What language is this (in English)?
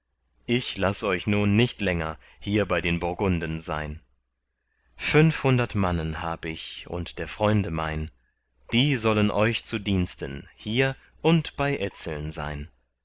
German